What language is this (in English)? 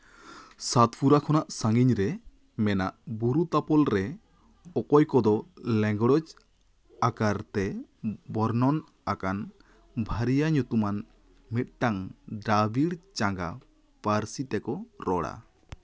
Santali